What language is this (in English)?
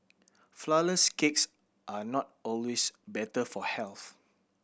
English